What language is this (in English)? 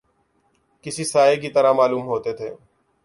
Urdu